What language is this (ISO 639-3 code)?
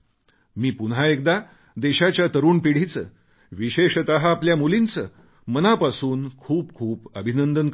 mar